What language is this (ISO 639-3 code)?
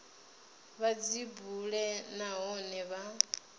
ven